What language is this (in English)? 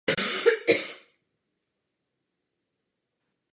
Czech